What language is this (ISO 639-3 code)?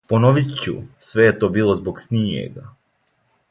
srp